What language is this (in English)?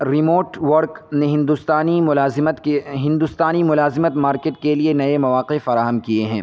Urdu